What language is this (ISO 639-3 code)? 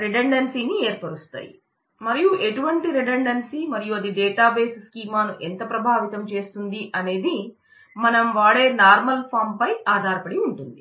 tel